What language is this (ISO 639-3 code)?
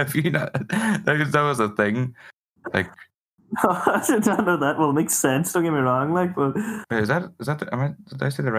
eng